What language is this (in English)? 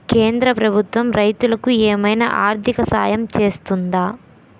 Telugu